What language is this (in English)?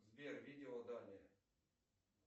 Russian